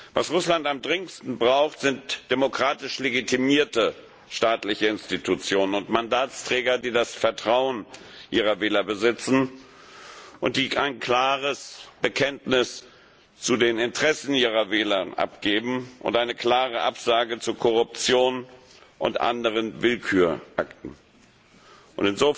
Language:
German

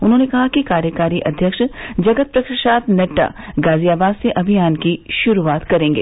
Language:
Hindi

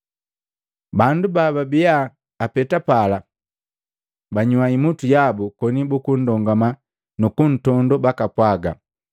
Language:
Matengo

